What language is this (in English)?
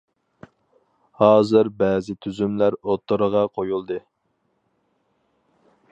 Uyghur